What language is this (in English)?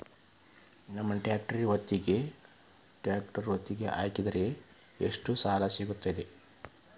Kannada